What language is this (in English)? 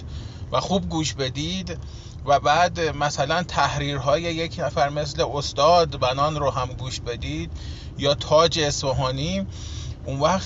Persian